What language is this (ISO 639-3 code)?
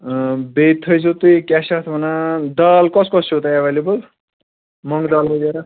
kas